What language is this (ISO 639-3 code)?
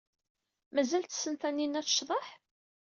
kab